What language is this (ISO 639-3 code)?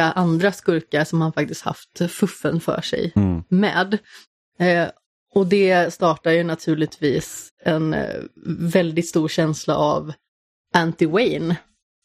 swe